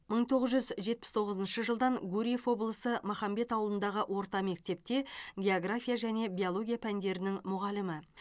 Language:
Kazakh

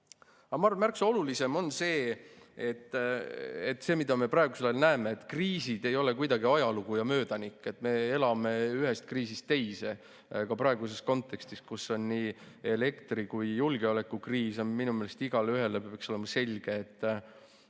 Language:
Estonian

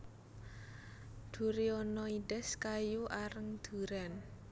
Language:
Javanese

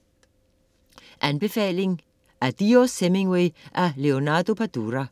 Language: Danish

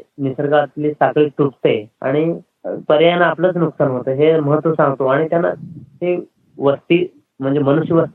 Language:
Marathi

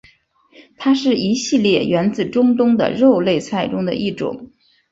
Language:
Chinese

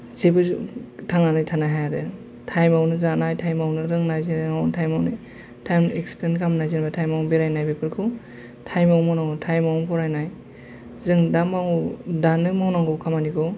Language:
Bodo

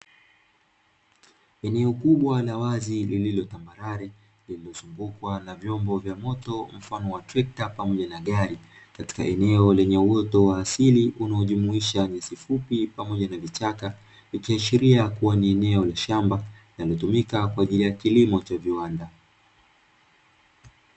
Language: Swahili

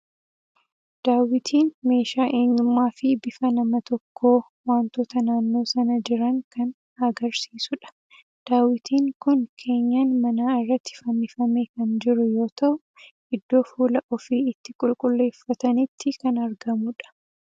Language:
Oromo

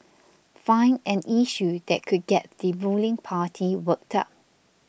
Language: English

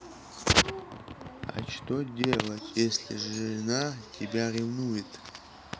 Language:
Russian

